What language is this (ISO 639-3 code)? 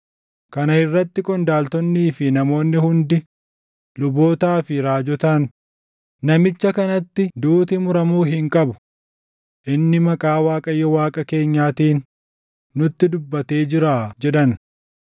orm